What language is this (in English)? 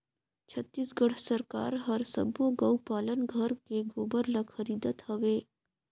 Chhattisgarhi